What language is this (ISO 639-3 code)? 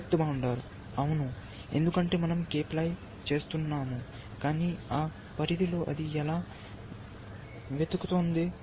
tel